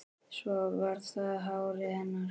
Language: Icelandic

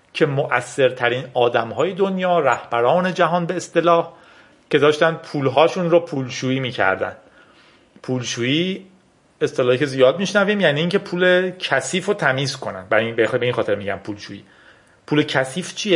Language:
Persian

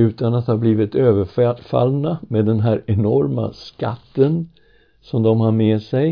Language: Swedish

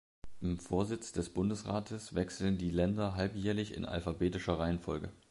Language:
German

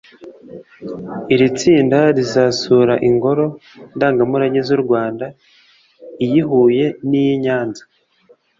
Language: Kinyarwanda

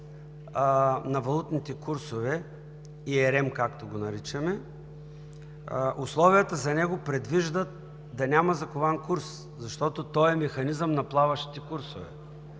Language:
Bulgarian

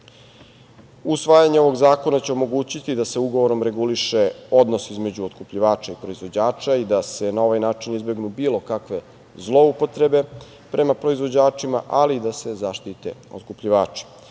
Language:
Serbian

